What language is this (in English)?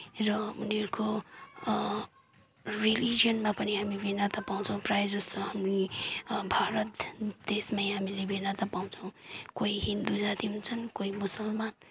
Nepali